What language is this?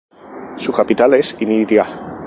Spanish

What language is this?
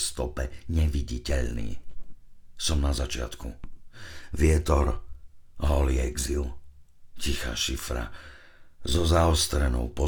Slovak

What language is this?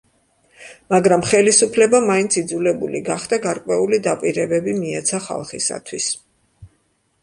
Georgian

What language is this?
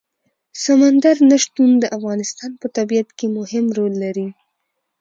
Pashto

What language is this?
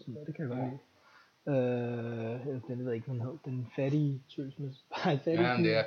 Danish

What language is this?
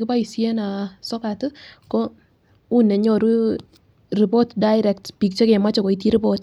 Kalenjin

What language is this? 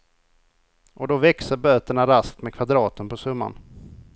Swedish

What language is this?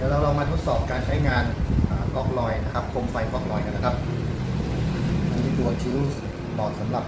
Thai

